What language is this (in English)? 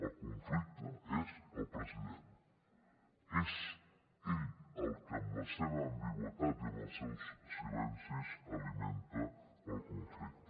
Catalan